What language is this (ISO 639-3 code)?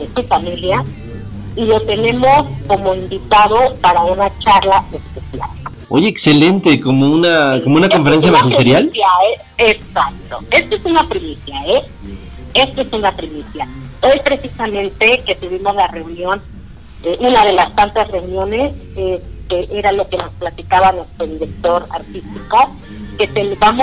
spa